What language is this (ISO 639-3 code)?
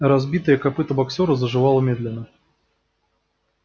rus